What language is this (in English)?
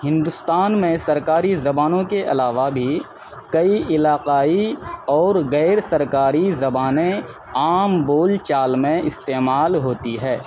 Urdu